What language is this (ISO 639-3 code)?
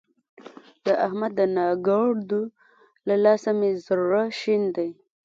pus